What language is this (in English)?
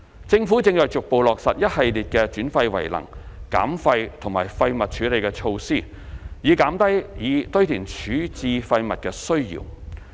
Cantonese